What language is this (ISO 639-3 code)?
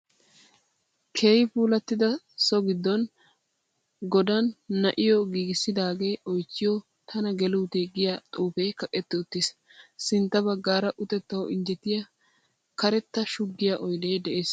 wal